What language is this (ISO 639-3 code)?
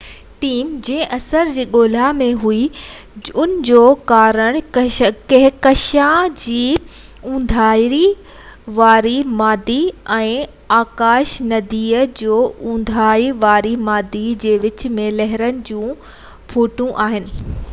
snd